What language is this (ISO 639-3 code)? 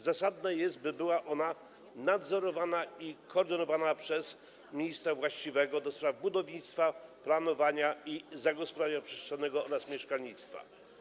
pol